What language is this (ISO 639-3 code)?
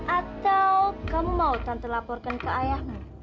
ind